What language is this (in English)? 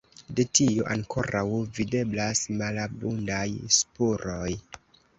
Esperanto